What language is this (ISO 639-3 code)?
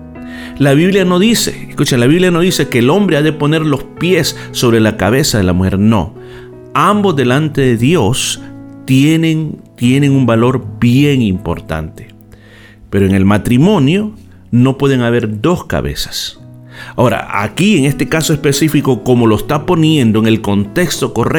spa